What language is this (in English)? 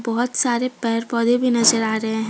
Hindi